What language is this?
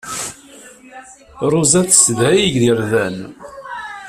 Kabyle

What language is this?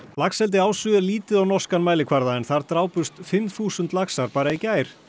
Icelandic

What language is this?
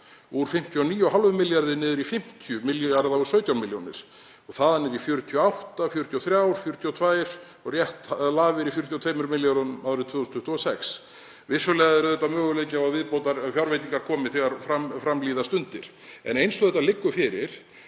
Icelandic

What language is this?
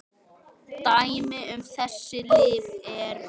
Icelandic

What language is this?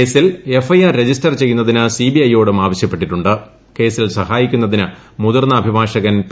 Malayalam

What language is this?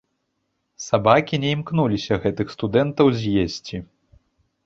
Belarusian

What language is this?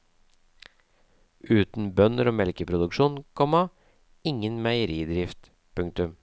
Norwegian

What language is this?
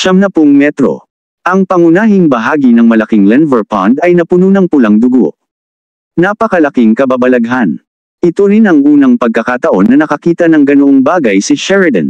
Filipino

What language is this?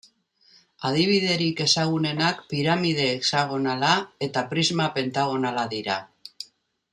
Basque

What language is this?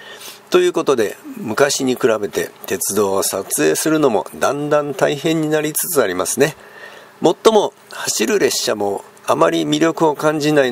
Japanese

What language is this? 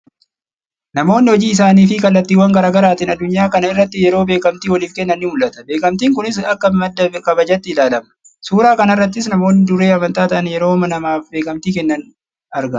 Oromo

